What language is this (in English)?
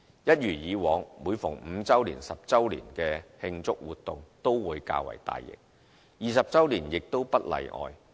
Cantonese